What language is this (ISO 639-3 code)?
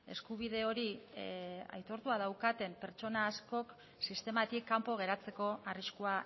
eus